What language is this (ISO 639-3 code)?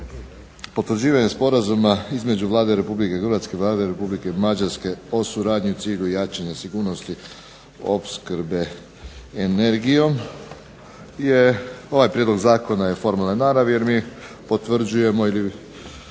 hrv